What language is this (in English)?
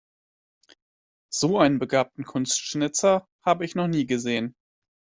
German